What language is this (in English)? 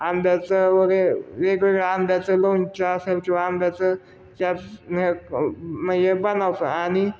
Marathi